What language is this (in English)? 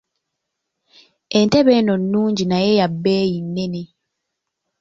Ganda